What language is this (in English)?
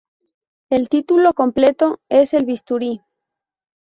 Spanish